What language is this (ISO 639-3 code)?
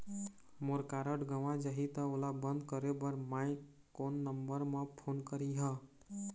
hne